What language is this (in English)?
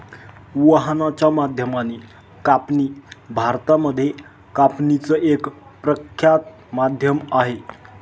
Marathi